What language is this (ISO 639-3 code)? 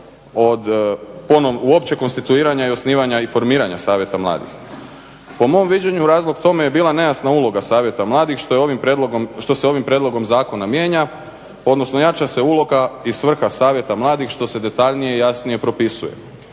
hrv